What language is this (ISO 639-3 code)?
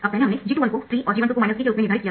hin